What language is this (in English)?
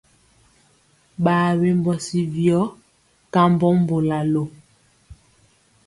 Mpiemo